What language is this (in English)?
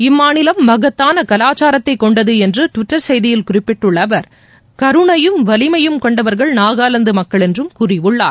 Tamil